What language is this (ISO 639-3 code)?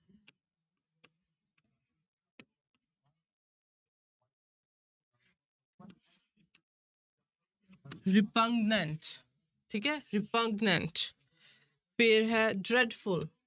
pan